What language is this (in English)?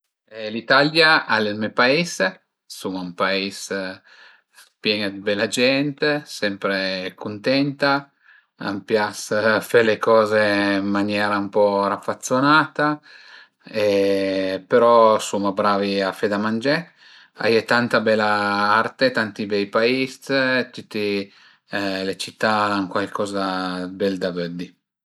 Piedmontese